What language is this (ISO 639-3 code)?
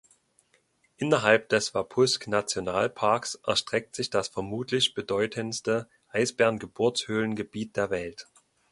deu